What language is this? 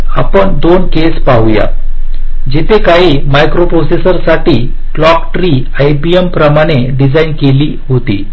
Marathi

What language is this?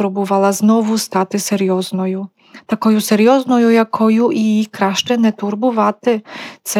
Ukrainian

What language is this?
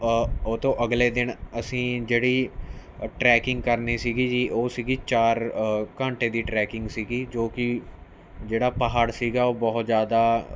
Punjabi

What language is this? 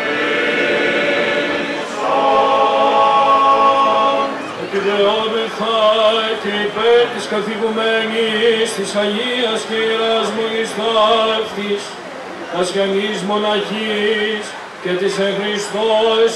Greek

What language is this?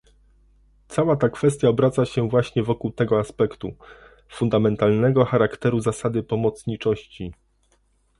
Polish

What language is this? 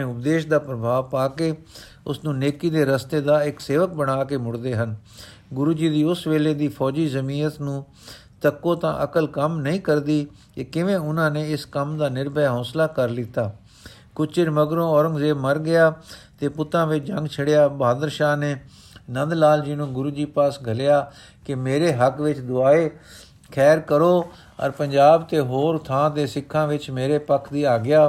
Punjabi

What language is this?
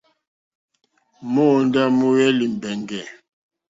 Mokpwe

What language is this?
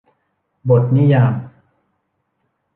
Thai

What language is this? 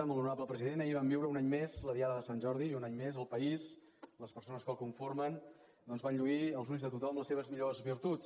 Catalan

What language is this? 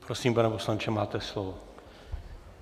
Czech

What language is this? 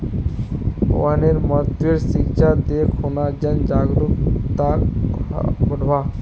Magahi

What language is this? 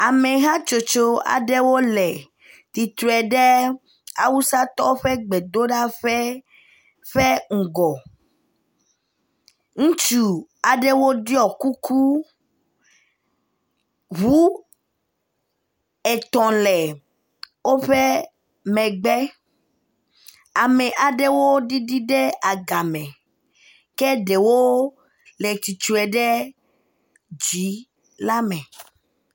Ewe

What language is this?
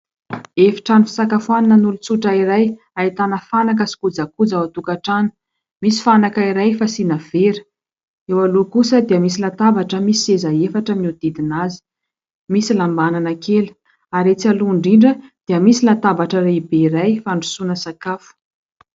Malagasy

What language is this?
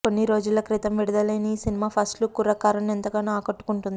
Telugu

